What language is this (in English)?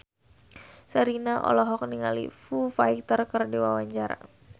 Sundanese